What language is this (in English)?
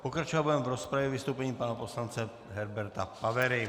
Czech